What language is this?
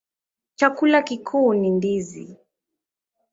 Swahili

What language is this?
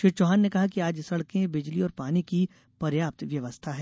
Hindi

